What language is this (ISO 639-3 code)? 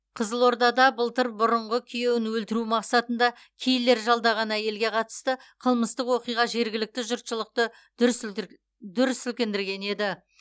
kaz